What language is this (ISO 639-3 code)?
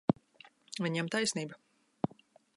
lav